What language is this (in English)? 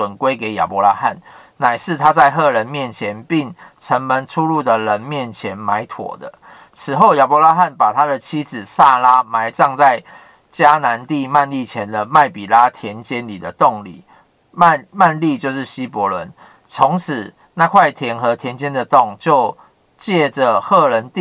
Chinese